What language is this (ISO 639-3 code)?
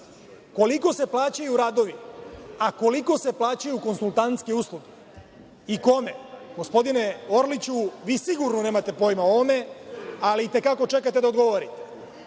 srp